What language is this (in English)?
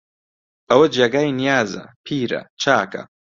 Central Kurdish